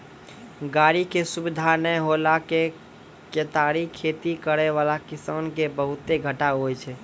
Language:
Maithili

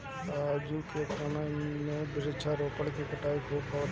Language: Bhojpuri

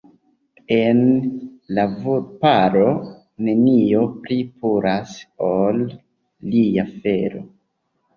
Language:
Esperanto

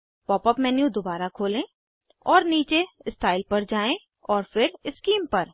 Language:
Hindi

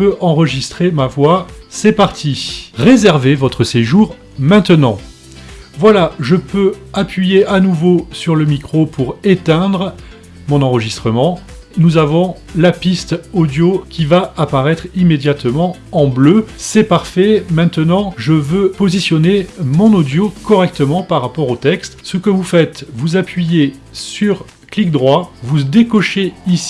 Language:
French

